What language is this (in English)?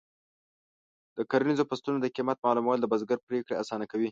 Pashto